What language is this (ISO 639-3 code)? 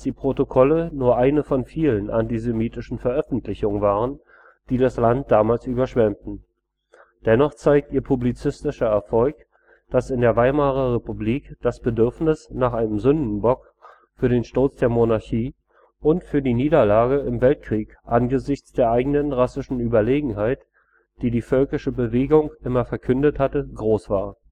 deu